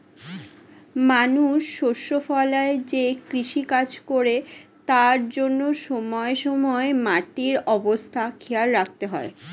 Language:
Bangla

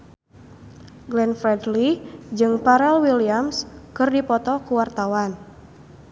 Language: Sundanese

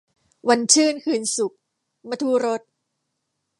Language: Thai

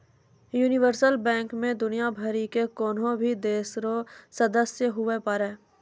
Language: Maithili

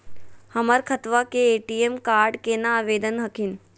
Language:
Magahi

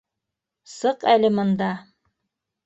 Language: Bashkir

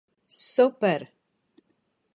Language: Latvian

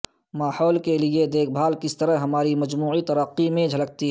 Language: Urdu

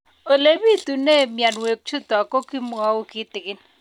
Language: Kalenjin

